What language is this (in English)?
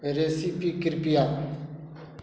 Maithili